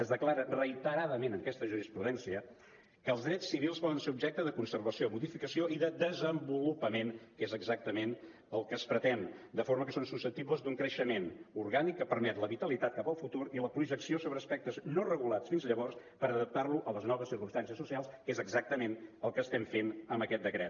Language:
Catalan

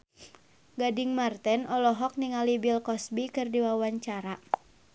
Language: Sundanese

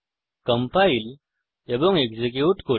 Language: Bangla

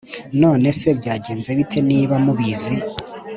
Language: Kinyarwanda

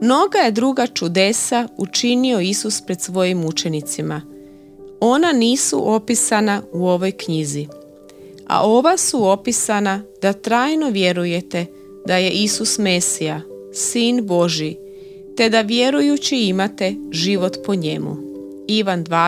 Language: Croatian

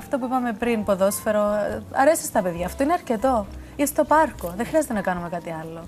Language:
Greek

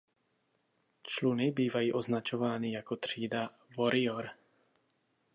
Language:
Czech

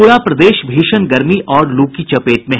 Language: Hindi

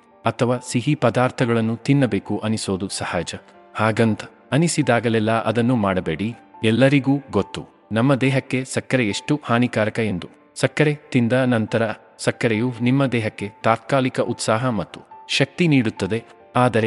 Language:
Kannada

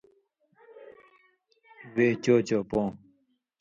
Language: Indus Kohistani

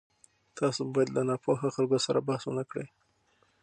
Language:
Pashto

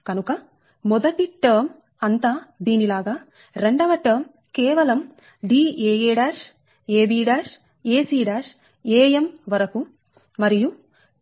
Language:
Telugu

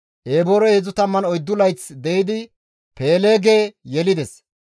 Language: Gamo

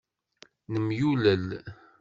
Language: Kabyle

